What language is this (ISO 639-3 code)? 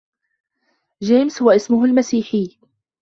ara